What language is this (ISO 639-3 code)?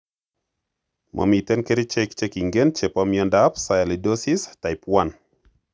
kln